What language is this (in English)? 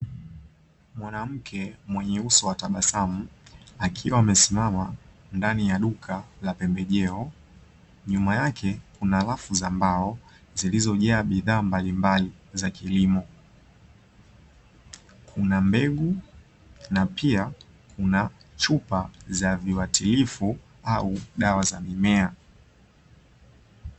Swahili